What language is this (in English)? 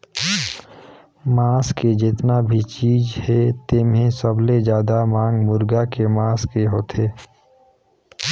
Chhattisgarhi